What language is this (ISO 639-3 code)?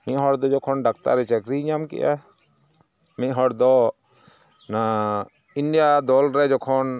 sat